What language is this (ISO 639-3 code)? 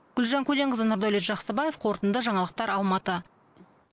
kaz